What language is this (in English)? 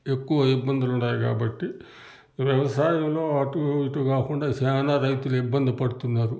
Telugu